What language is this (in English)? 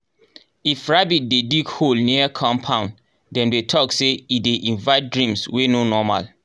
Nigerian Pidgin